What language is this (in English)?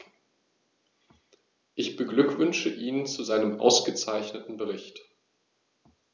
German